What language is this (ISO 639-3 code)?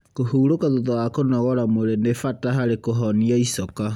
kik